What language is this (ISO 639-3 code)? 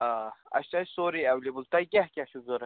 kas